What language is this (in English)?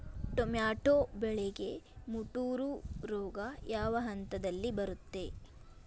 Kannada